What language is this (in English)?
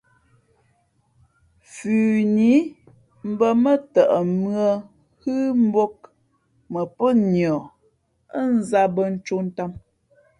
Fe'fe'